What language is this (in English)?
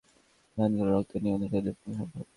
Bangla